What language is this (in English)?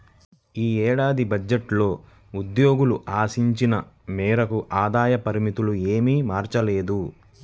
Telugu